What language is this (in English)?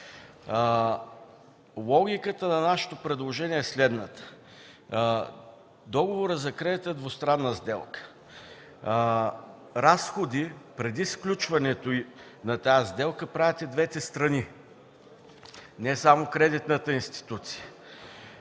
Bulgarian